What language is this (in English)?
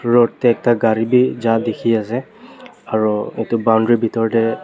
Naga Pidgin